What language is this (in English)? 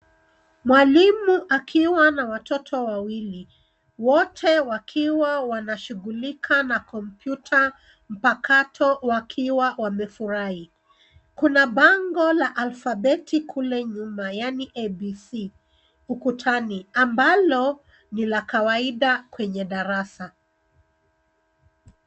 Swahili